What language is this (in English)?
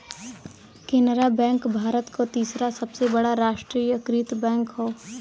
Bhojpuri